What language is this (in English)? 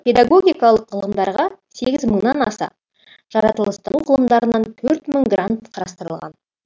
Kazakh